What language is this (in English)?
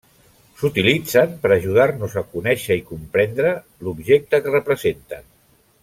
Catalan